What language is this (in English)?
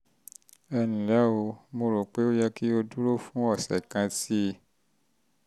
Yoruba